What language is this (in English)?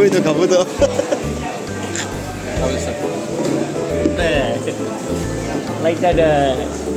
Korean